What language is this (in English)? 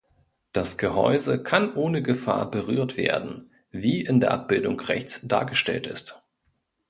German